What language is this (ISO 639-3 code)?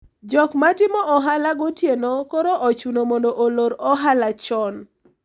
luo